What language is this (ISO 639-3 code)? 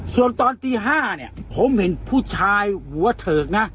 tha